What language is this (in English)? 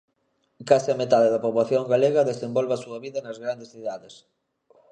Galician